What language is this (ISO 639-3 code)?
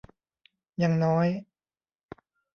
tha